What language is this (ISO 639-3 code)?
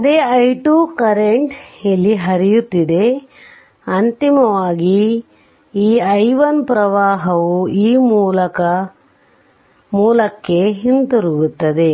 kan